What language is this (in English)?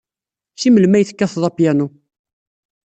Kabyle